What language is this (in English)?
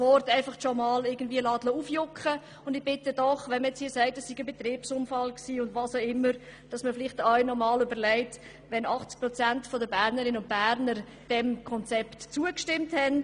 Swiss German